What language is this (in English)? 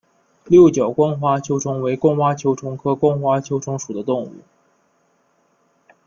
Chinese